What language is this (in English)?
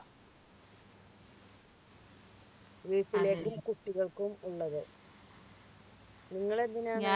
Malayalam